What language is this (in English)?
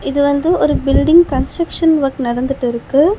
Tamil